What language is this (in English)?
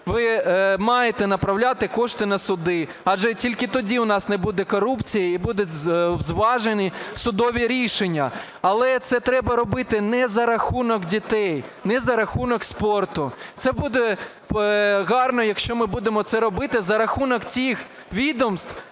Ukrainian